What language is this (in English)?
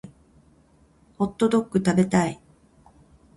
Japanese